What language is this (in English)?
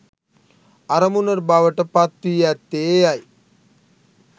Sinhala